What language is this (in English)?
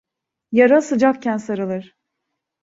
Turkish